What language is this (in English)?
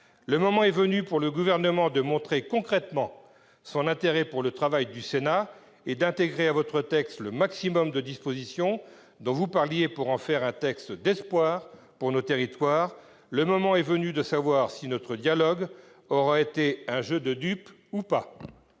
French